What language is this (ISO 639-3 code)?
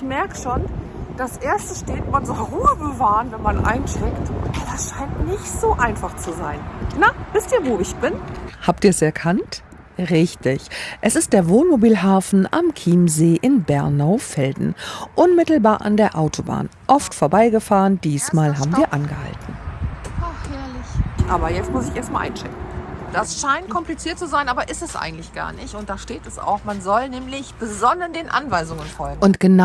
deu